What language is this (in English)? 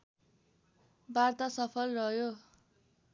Nepali